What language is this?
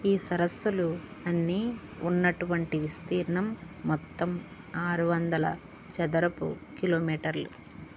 Telugu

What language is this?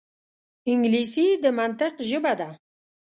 Pashto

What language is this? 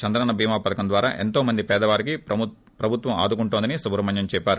Telugu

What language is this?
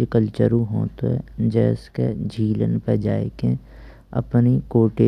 Braj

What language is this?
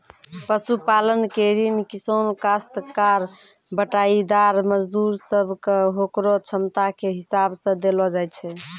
Maithili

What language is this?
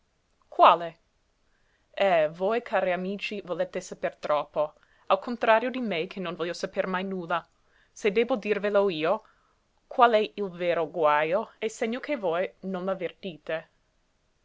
Italian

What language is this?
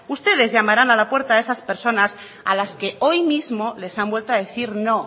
Spanish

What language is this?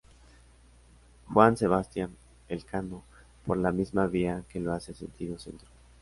Spanish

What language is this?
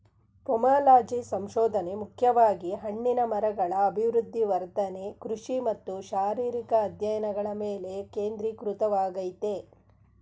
Kannada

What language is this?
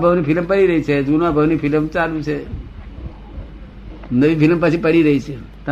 Gujarati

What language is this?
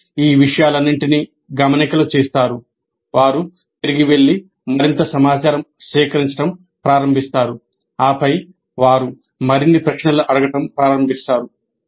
Telugu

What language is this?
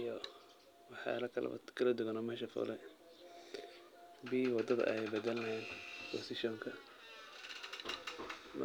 Somali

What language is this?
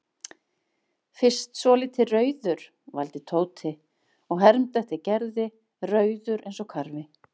Icelandic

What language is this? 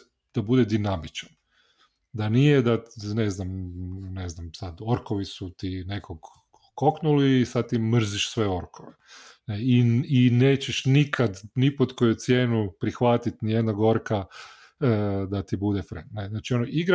Croatian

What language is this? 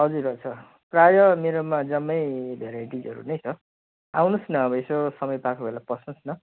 Nepali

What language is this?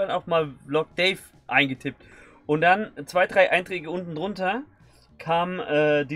German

